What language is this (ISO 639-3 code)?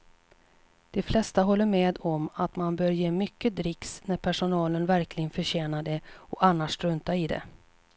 swe